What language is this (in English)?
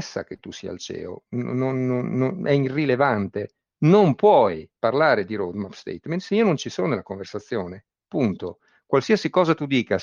Italian